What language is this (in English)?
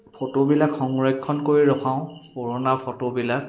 Assamese